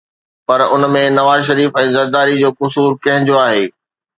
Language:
Sindhi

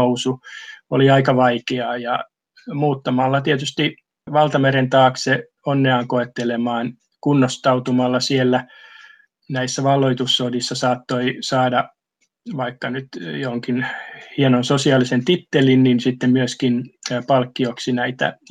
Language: Finnish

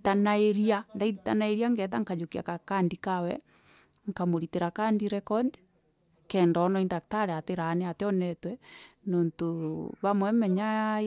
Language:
Meru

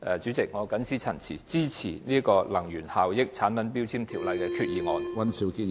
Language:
Cantonese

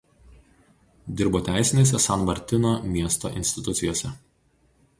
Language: Lithuanian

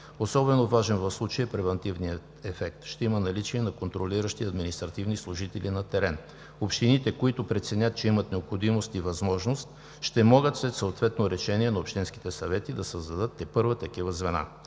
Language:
Bulgarian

